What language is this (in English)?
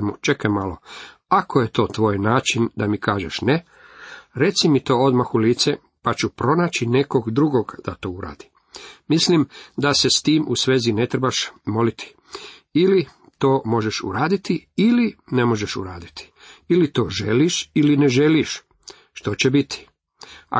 Croatian